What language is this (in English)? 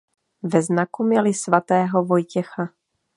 Czech